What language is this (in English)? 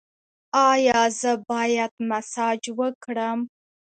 Pashto